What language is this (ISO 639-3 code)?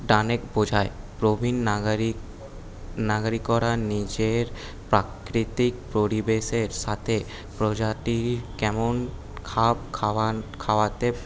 ben